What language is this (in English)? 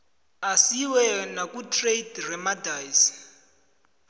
South Ndebele